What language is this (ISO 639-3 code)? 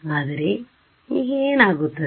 kan